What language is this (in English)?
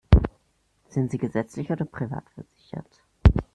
German